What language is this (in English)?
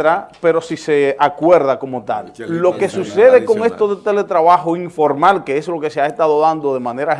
Spanish